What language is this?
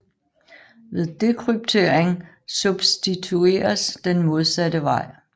Danish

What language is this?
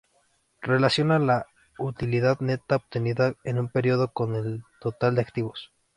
Spanish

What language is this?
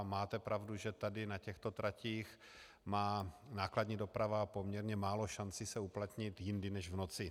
Czech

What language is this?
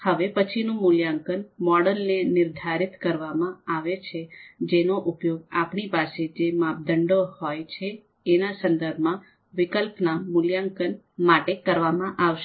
Gujarati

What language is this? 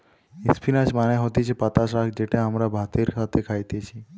Bangla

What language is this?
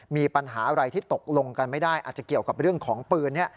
Thai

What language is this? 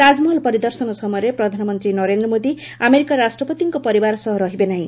Odia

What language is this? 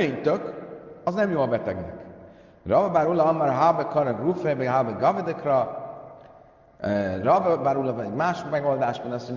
Hungarian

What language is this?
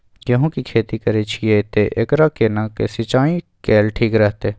Maithili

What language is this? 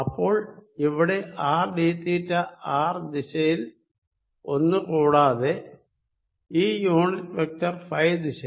Malayalam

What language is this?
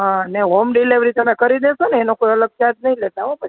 Gujarati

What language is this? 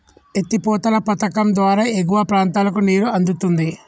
Telugu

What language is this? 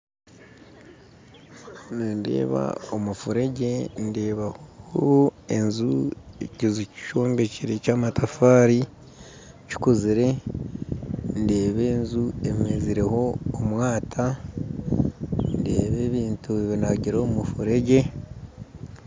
Nyankole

